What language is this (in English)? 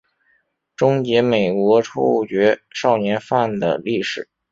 Chinese